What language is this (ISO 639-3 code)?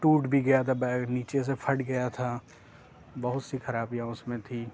urd